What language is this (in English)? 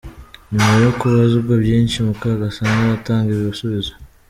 Kinyarwanda